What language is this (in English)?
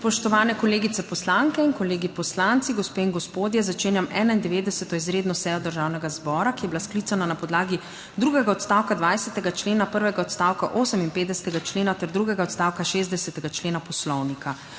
Slovenian